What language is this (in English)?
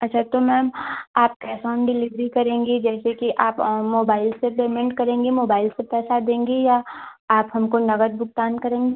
Hindi